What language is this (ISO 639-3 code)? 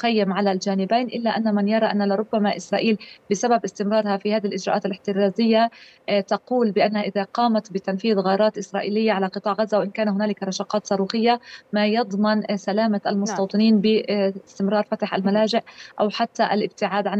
ara